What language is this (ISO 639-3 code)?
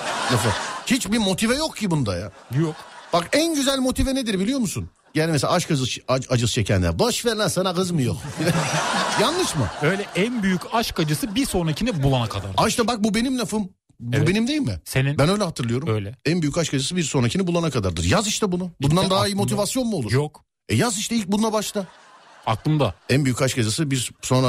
tur